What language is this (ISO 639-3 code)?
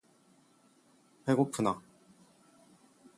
kor